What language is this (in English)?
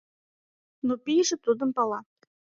Mari